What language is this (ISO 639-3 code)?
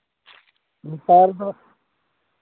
sat